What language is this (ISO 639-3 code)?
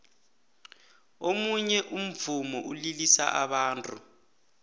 nbl